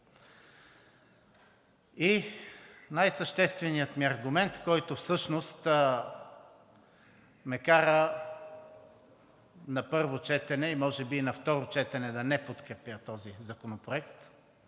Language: Bulgarian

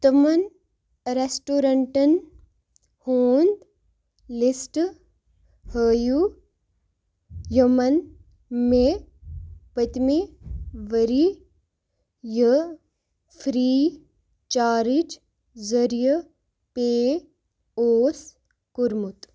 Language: Kashmiri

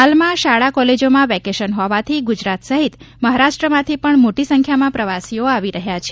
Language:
Gujarati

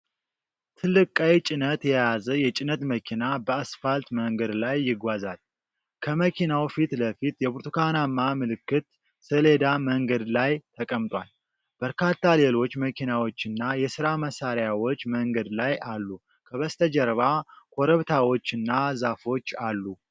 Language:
Amharic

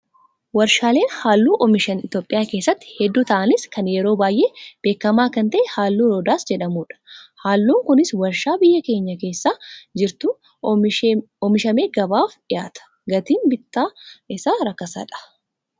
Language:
Oromo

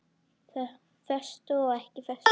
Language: Icelandic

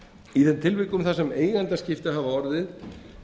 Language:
Icelandic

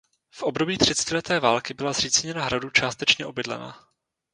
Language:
Czech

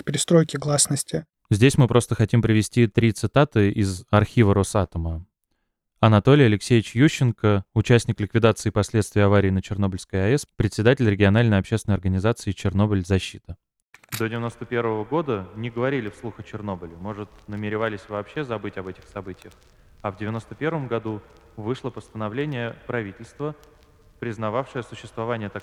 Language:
Russian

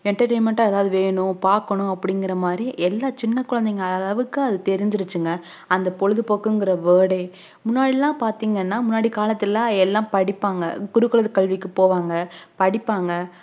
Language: Tamil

